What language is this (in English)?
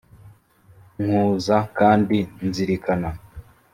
Kinyarwanda